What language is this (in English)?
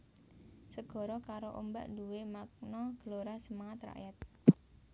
Javanese